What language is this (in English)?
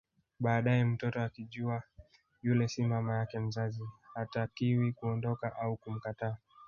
Swahili